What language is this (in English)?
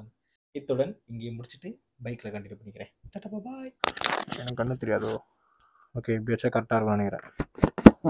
Tamil